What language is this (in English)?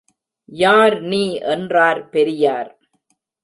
Tamil